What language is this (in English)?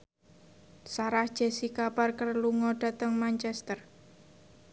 Javanese